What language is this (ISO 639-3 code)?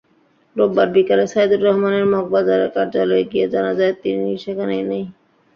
ben